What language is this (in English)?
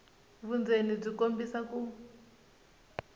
Tsonga